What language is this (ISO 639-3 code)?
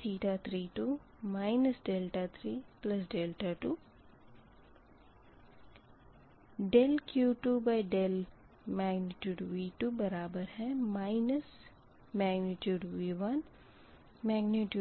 hin